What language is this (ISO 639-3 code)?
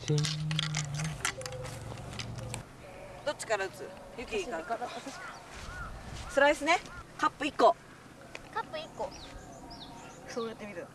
jpn